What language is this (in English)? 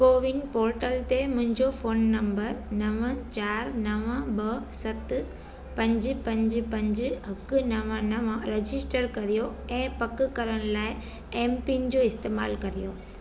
Sindhi